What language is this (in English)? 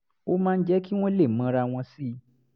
Yoruba